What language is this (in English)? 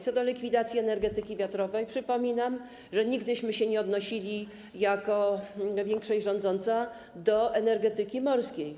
Polish